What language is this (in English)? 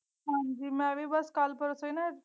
Punjabi